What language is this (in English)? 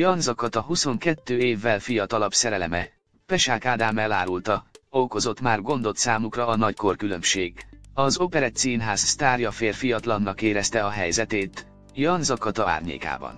Hungarian